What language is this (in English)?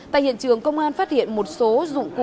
Vietnamese